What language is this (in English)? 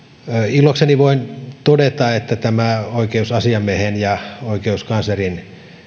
Finnish